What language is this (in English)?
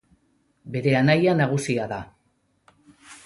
Basque